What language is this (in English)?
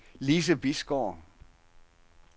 Danish